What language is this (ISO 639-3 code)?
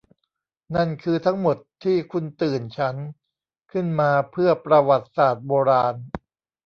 tha